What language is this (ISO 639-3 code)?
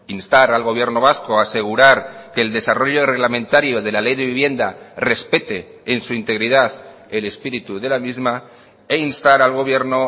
spa